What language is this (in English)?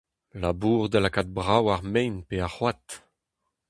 Breton